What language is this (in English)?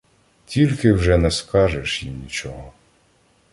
Ukrainian